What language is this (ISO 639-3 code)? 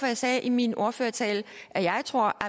dan